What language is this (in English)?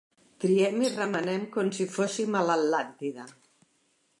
Catalan